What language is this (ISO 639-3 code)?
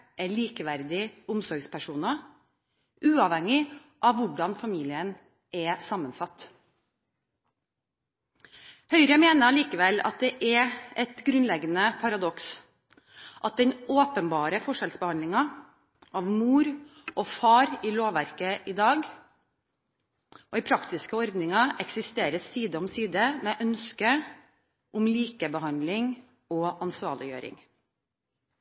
nob